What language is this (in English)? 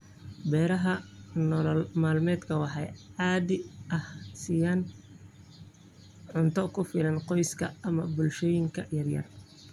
Somali